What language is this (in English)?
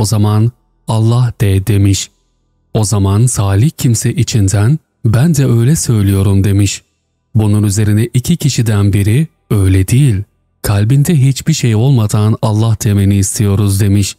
Turkish